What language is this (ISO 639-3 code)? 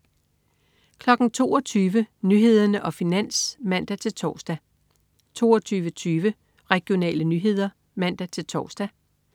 dan